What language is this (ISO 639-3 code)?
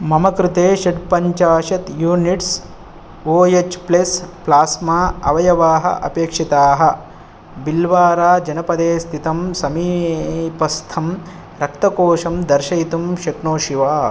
san